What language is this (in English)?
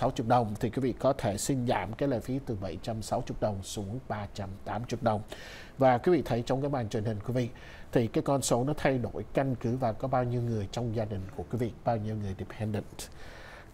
Vietnamese